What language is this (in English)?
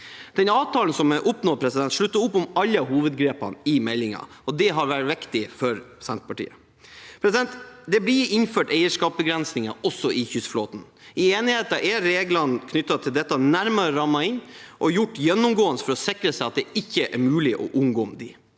Norwegian